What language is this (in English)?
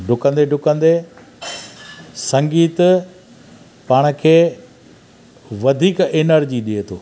Sindhi